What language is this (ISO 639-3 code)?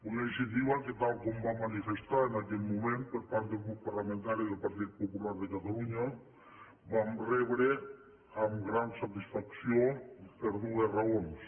cat